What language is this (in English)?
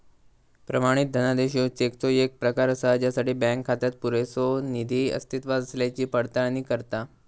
Marathi